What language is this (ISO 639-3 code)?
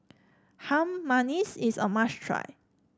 eng